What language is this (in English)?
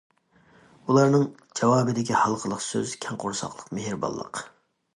Uyghur